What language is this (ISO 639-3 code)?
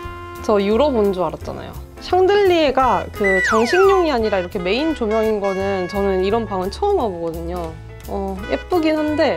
kor